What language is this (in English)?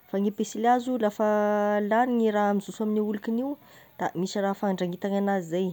Tesaka Malagasy